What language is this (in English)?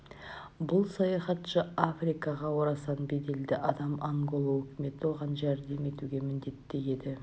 Kazakh